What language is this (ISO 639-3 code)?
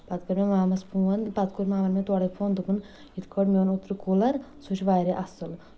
kas